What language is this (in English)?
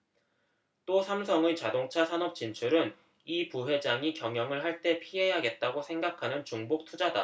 Korean